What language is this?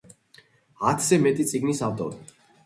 Georgian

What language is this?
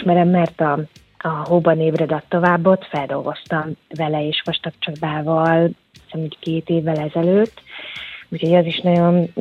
Hungarian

